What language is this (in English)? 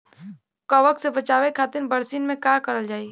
Bhojpuri